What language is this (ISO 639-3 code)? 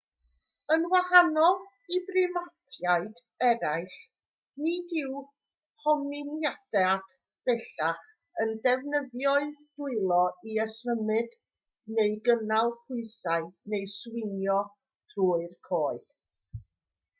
cym